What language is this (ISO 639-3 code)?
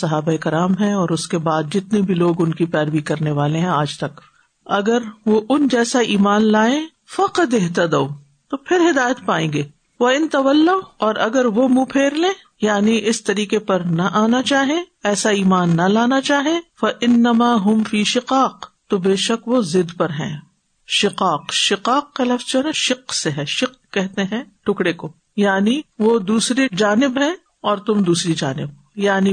urd